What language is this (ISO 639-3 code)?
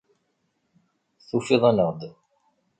kab